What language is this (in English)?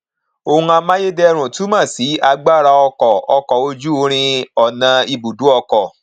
Yoruba